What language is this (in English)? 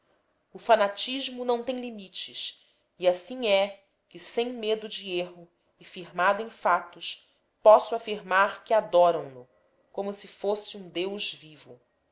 Portuguese